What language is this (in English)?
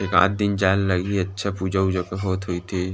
Chhattisgarhi